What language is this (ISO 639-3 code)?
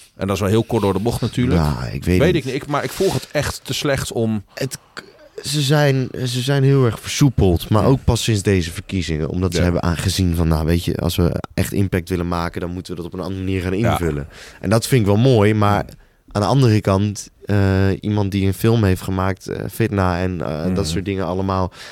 nld